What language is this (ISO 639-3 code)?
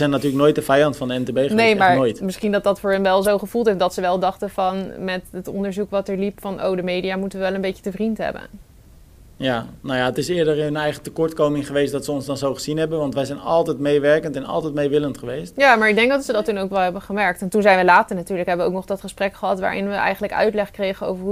nld